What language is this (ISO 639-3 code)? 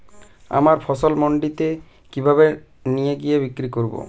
ben